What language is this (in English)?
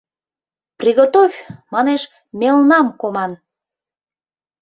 Mari